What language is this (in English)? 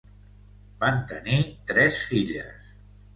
Catalan